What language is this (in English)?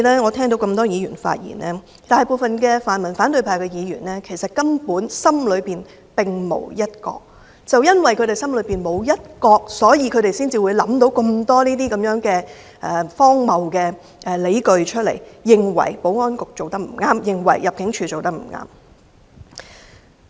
Cantonese